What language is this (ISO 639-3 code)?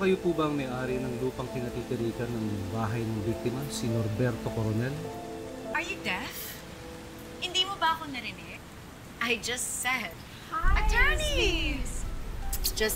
fil